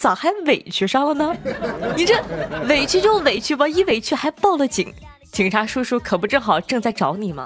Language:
Chinese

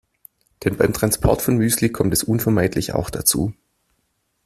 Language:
German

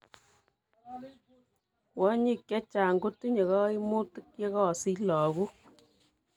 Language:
Kalenjin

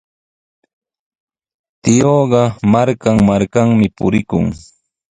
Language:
Sihuas Ancash Quechua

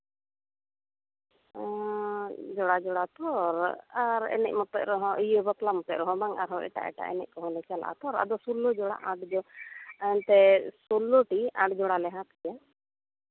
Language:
Santali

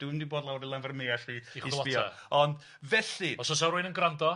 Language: Welsh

